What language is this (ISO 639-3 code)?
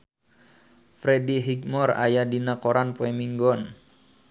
sun